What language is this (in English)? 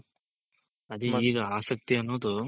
Kannada